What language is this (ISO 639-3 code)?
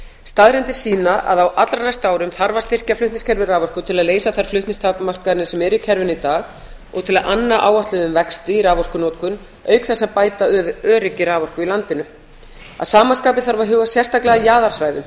isl